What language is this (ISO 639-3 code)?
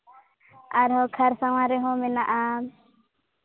sat